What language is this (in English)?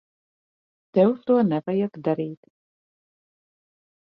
Latvian